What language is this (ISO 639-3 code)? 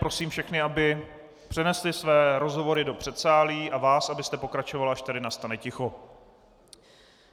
ces